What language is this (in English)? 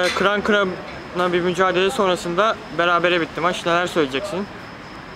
Turkish